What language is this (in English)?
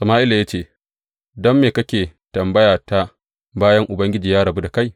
Hausa